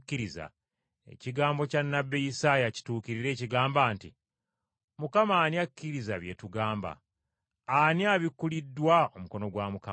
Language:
Ganda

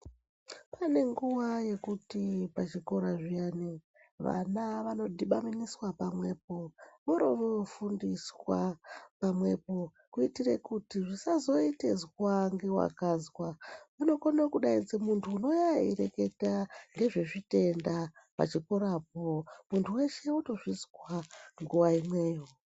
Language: Ndau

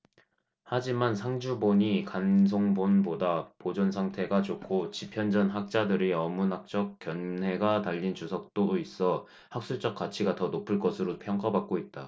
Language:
Korean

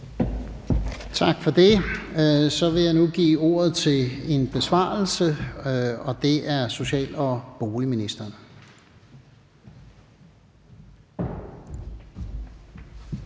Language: Danish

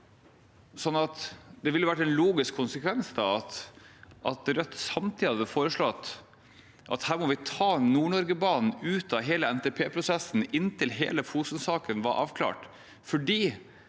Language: Norwegian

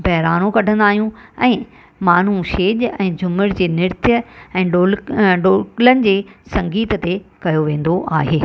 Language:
Sindhi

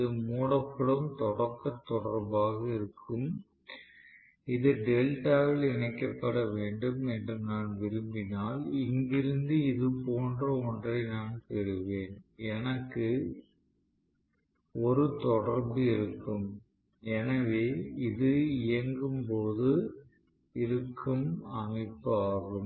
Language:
Tamil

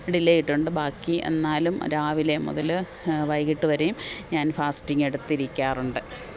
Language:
Malayalam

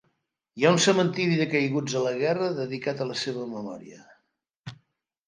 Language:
Catalan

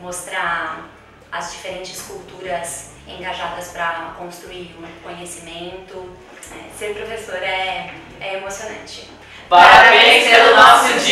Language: Portuguese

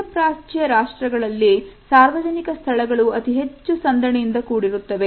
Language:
Kannada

